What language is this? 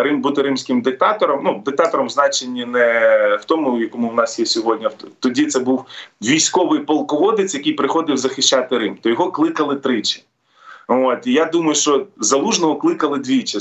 Ukrainian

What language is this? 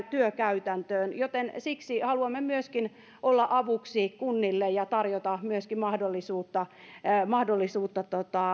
Finnish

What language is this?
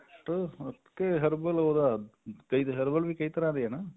Punjabi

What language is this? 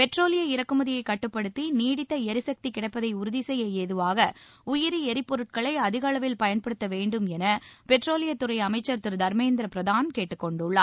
Tamil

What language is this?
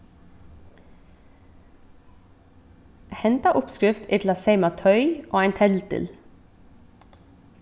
Faroese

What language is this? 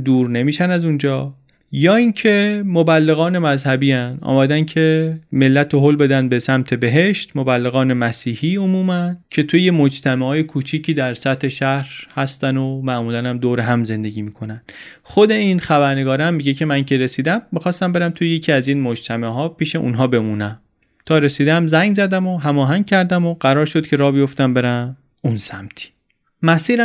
Persian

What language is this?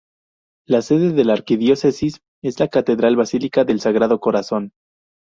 Spanish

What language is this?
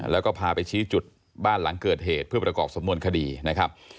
Thai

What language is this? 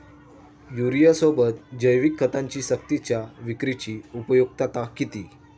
Marathi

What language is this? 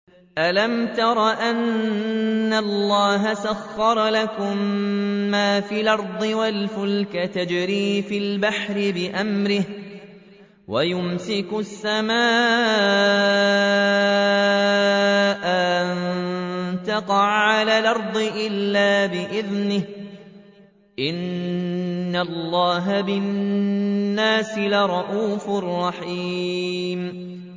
Arabic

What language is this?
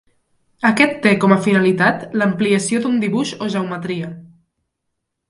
Catalan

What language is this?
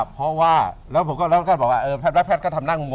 Thai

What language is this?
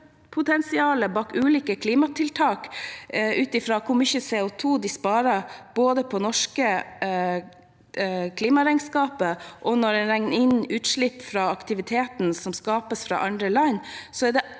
Norwegian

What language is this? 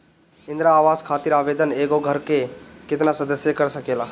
Bhojpuri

